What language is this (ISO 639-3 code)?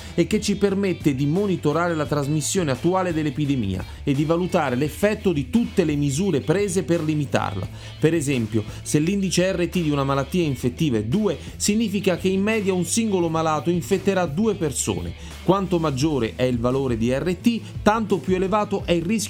ita